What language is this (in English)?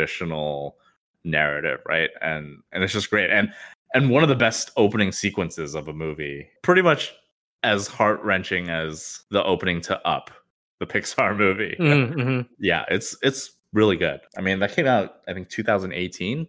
English